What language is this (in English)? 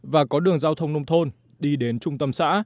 Vietnamese